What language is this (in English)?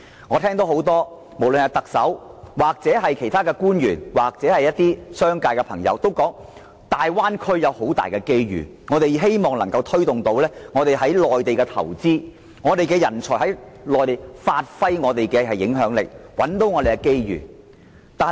Cantonese